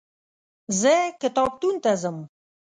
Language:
Pashto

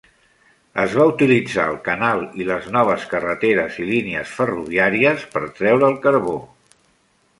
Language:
Catalan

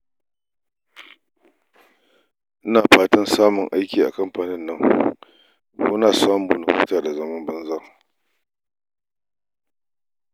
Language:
Hausa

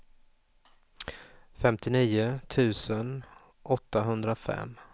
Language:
Swedish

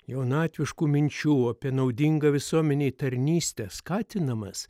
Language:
Lithuanian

